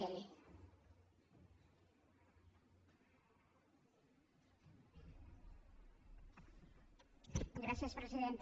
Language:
Catalan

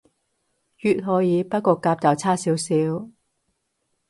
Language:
Cantonese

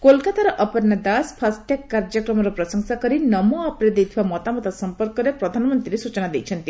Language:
Odia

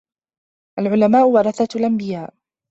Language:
Arabic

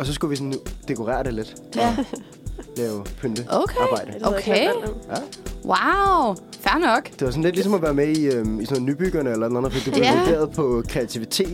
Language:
Danish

